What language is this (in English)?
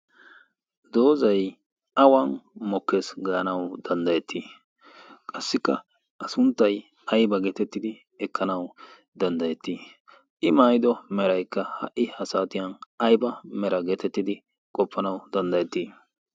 Wolaytta